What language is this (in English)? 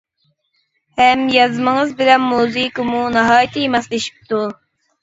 Uyghur